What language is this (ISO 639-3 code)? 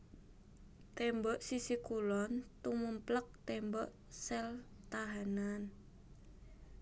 jav